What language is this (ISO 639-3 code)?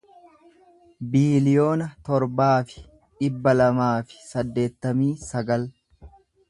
orm